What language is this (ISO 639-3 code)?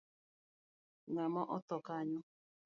luo